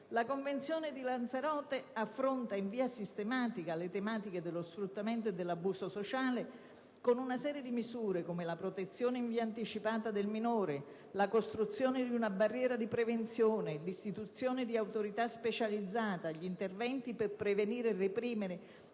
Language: Italian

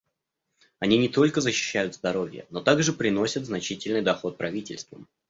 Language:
Russian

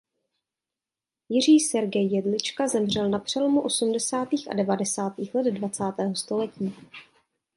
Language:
Czech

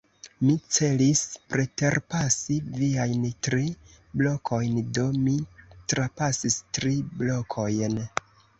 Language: Esperanto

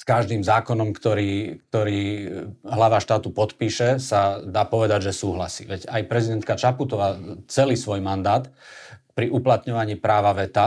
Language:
Slovak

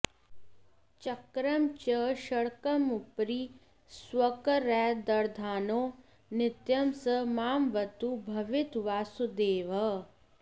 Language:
Sanskrit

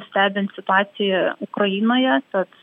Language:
Lithuanian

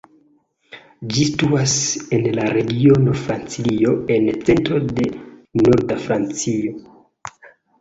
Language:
Esperanto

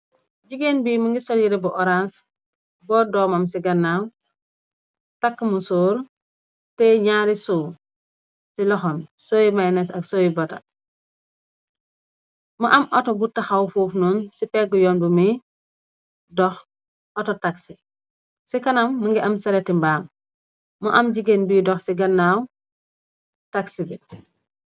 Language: Wolof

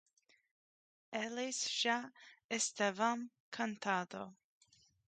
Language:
Portuguese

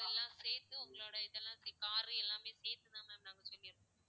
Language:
Tamil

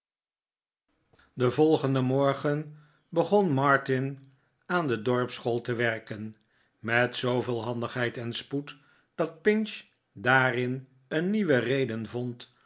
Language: Dutch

